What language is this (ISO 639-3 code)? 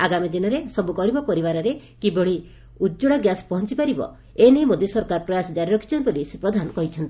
ori